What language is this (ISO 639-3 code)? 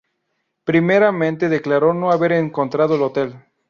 spa